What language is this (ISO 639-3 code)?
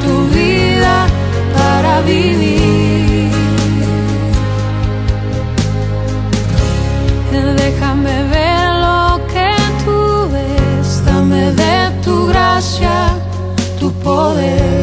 pol